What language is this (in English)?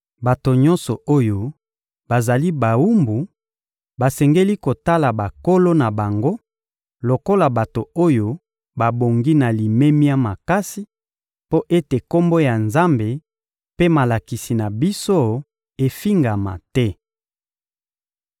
Lingala